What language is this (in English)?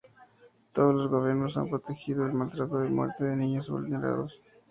Spanish